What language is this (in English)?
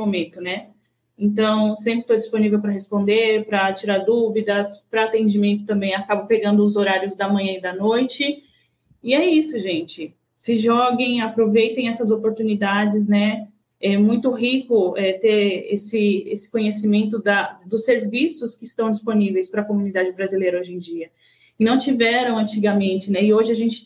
Portuguese